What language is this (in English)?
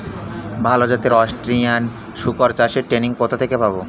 Bangla